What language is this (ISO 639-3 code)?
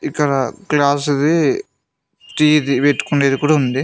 tel